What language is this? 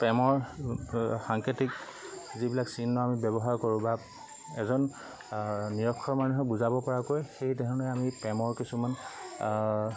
Assamese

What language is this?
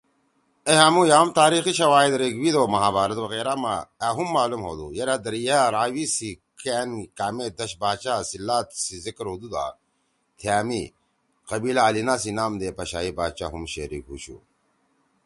Torwali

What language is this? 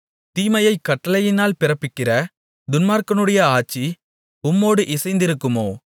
Tamil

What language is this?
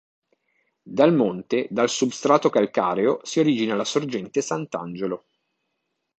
Italian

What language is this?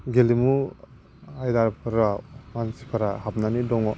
Bodo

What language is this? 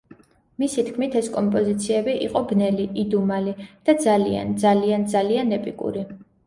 Georgian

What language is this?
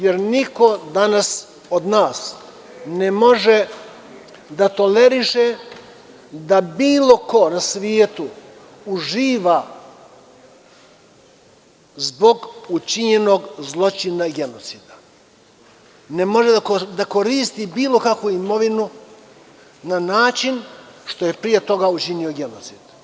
Serbian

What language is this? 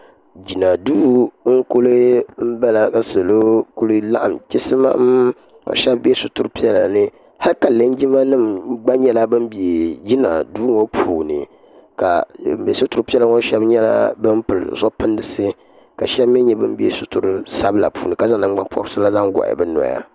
Dagbani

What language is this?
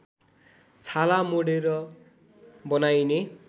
Nepali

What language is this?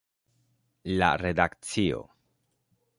Esperanto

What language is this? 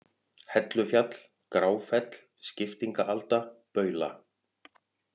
Icelandic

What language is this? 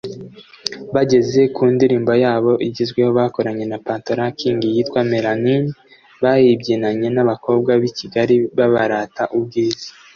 Kinyarwanda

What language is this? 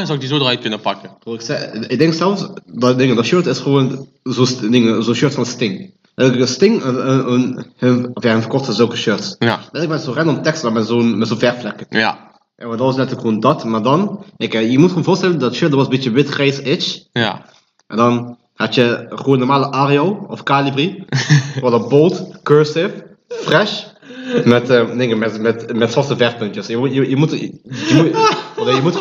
Dutch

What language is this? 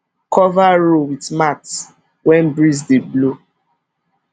Nigerian Pidgin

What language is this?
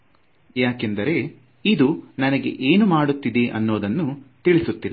Kannada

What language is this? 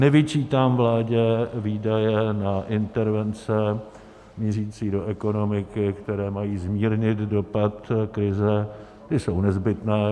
Czech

